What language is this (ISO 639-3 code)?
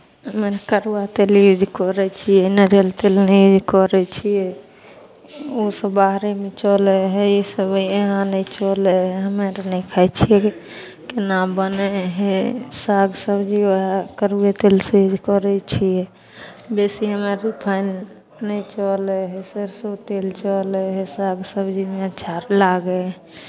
mai